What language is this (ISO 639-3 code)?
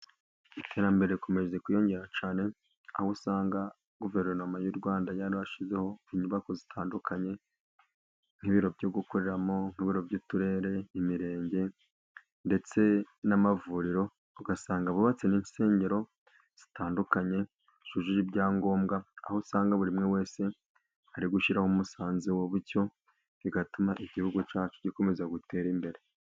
kin